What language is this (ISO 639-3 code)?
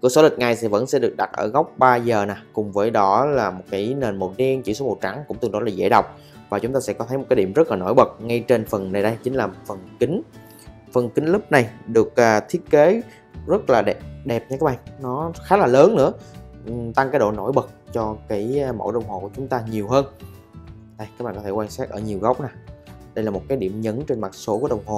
vie